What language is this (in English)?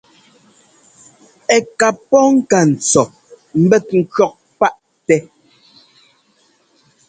Ngomba